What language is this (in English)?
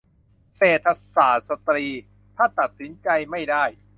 Thai